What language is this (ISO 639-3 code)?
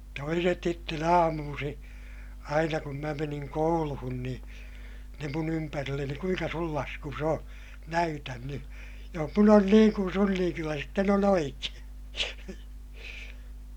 fin